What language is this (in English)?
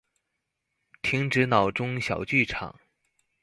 Chinese